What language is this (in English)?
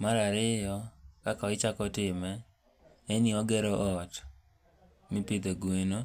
Luo (Kenya and Tanzania)